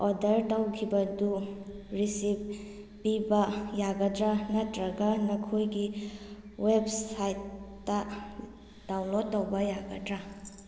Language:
Manipuri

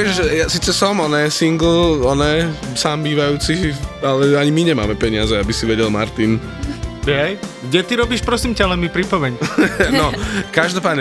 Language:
Slovak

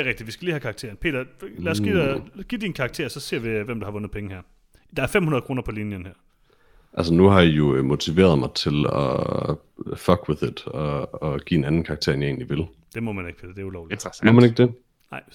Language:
Danish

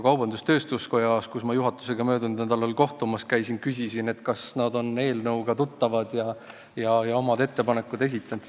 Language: Estonian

